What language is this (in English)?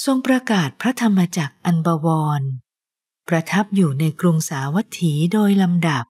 Thai